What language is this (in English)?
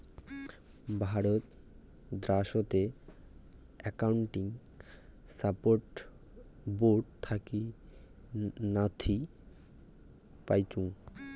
Bangla